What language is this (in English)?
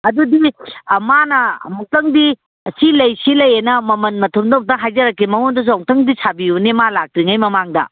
Manipuri